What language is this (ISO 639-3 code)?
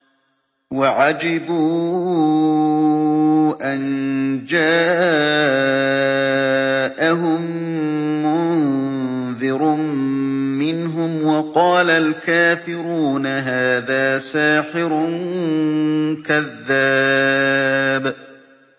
ara